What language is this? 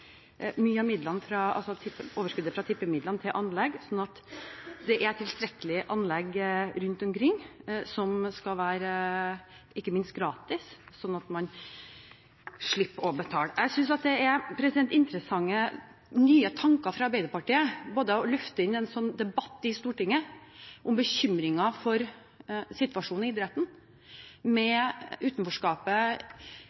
Norwegian Bokmål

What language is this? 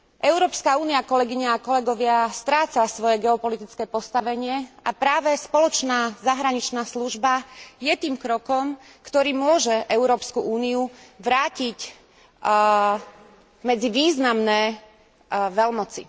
Slovak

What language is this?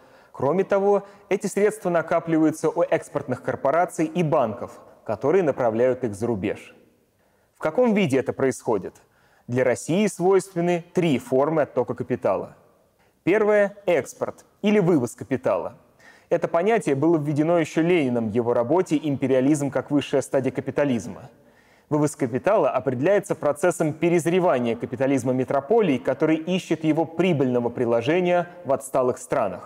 Russian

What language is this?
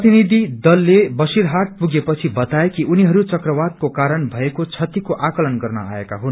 Nepali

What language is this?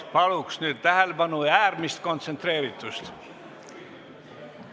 Estonian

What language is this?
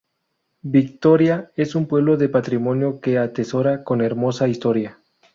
Spanish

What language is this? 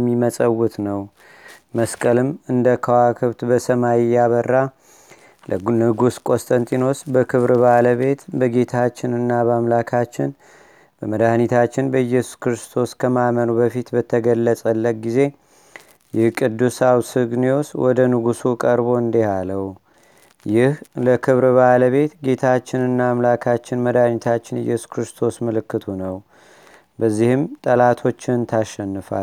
Amharic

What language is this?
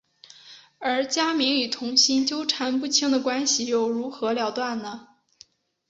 Chinese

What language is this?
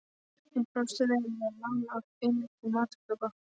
Icelandic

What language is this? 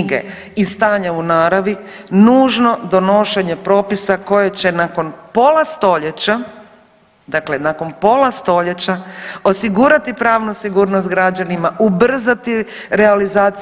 Croatian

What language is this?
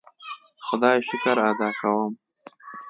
Pashto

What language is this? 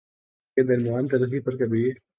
Urdu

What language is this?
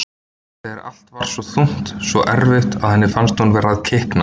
Icelandic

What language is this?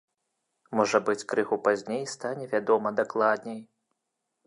Belarusian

